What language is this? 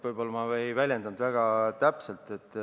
Estonian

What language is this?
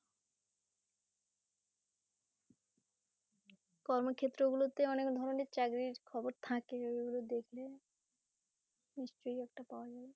Bangla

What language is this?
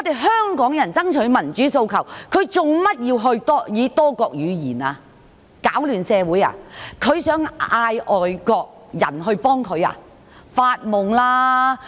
Cantonese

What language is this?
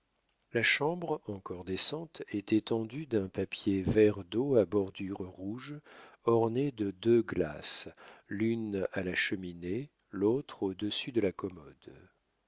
French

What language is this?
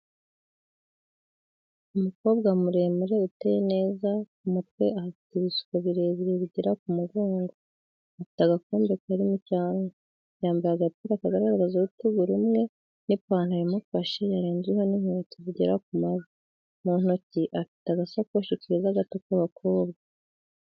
Kinyarwanda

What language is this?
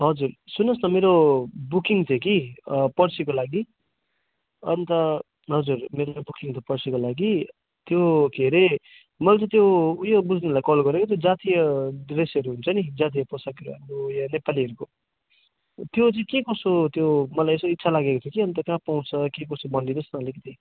Nepali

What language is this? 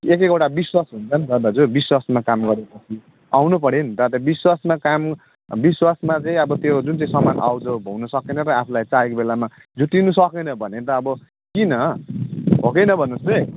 Nepali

